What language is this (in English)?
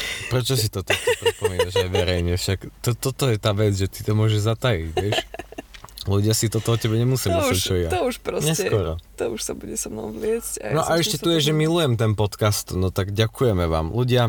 Slovak